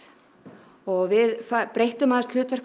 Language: Icelandic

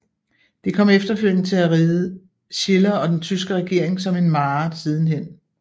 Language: Danish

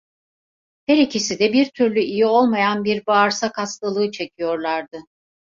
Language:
Turkish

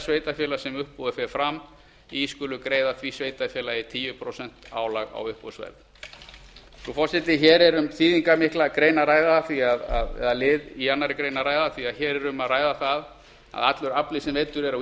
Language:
Icelandic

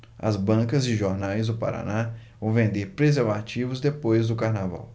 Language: Portuguese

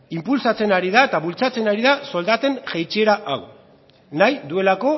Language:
Basque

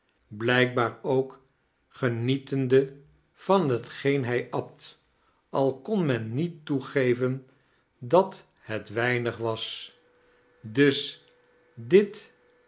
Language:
Dutch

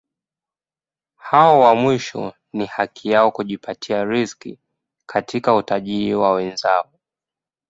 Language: Swahili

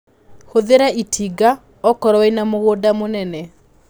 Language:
Kikuyu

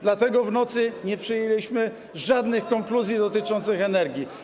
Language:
Polish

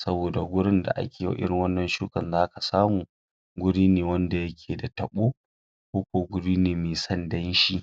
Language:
Hausa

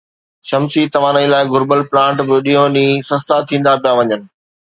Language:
Sindhi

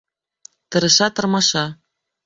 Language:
Bashkir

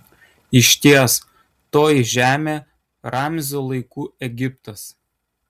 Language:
Lithuanian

